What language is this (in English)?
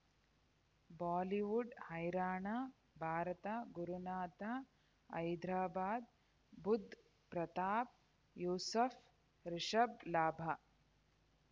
Kannada